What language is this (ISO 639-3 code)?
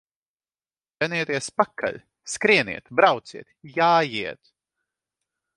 lav